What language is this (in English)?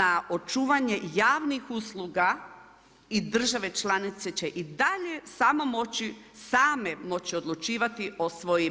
Croatian